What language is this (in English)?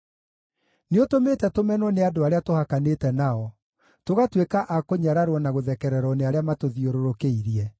Kikuyu